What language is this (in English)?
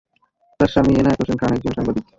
Bangla